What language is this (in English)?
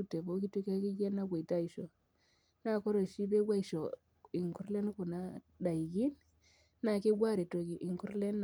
Masai